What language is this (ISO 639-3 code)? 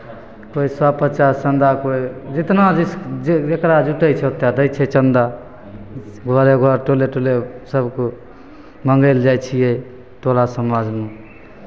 mai